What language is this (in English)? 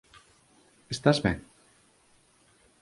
Galician